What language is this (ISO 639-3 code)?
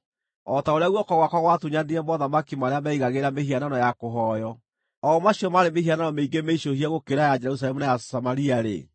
kik